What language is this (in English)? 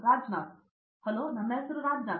Kannada